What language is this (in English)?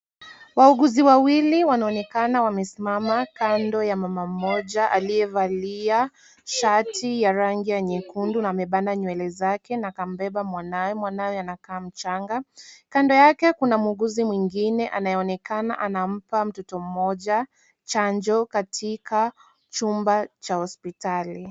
Swahili